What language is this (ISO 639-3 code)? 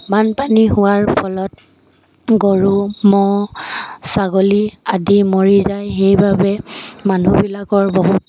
asm